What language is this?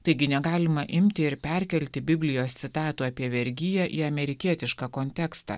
Lithuanian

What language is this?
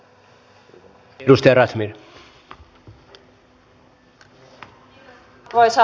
Finnish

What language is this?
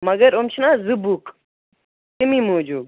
Kashmiri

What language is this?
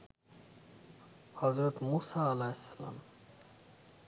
Bangla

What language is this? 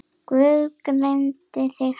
Icelandic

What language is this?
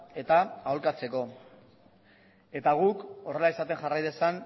Basque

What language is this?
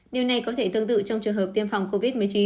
Vietnamese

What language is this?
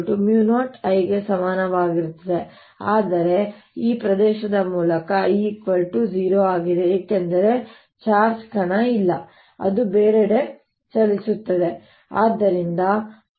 Kannada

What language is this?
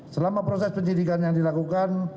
Indonesian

